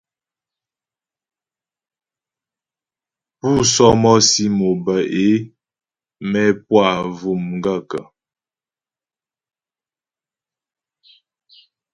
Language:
Ghomala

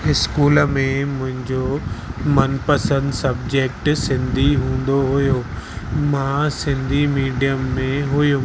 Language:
Sindhi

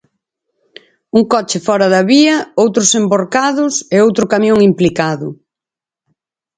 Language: Galician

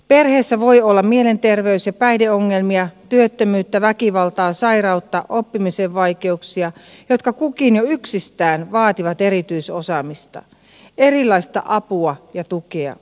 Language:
Finnish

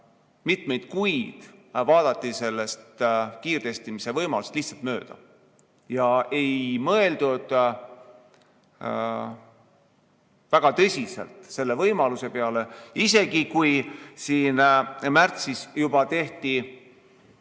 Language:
Estonian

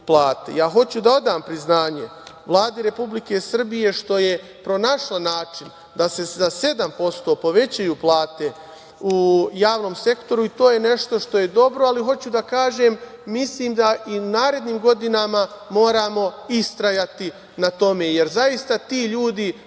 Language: Serbian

